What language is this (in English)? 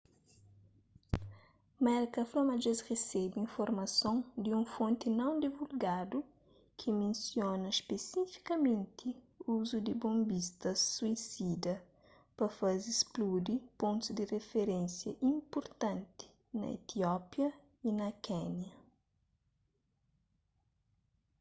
Kabuverdianu